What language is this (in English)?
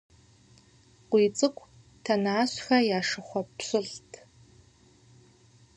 Kabardian